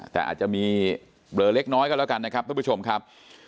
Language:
Thai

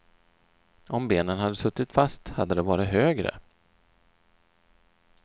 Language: Swedish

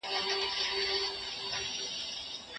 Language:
Pashto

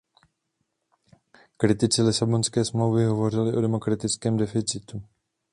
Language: Czech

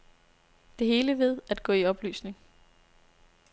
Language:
Danish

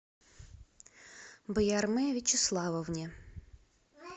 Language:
Russian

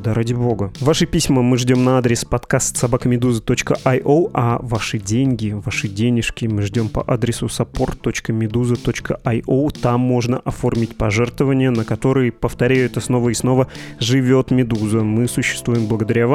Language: Russian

